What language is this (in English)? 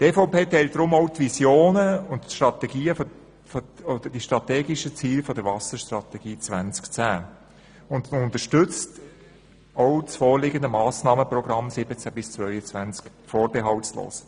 Swiss German